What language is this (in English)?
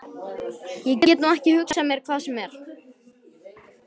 Icelandic